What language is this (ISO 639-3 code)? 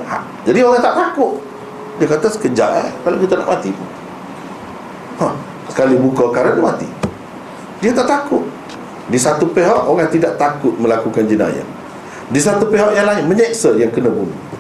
msa